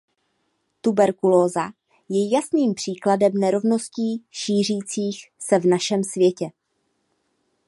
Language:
Czech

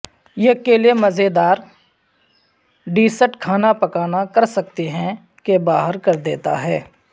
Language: Urdu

